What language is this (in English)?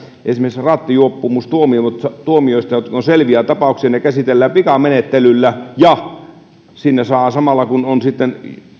Finnish